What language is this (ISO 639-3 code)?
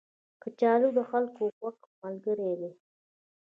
pus